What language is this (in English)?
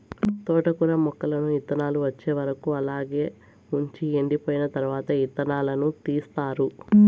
Telugu